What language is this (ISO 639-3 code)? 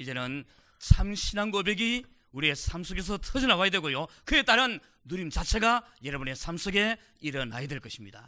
kor